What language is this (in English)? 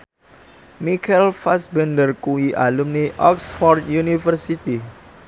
Javanese